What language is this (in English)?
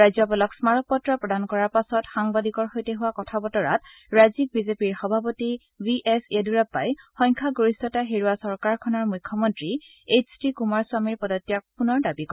Assamese